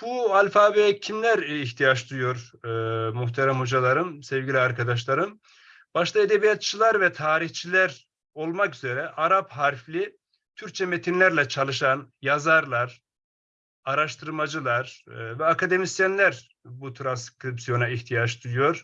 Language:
Turkish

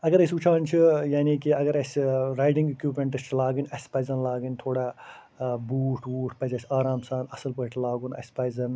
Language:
Kashmiri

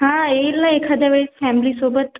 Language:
Marathi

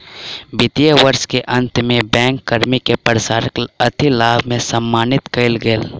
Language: Maithili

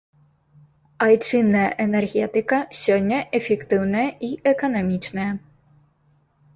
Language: Belarusian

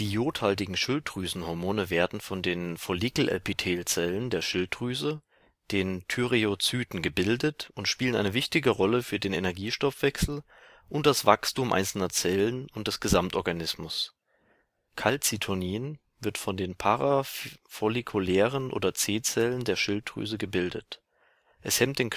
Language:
German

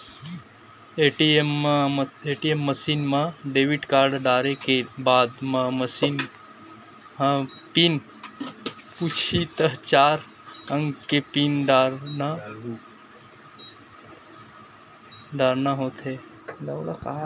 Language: Chhattisgarhi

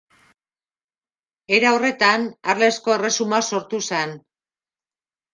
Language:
Basque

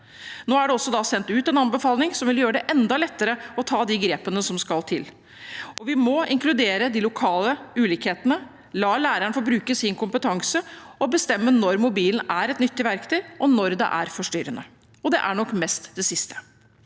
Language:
Norwegian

